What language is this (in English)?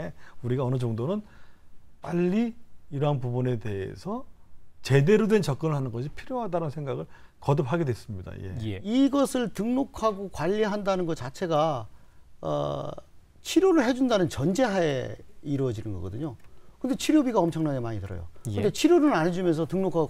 Korean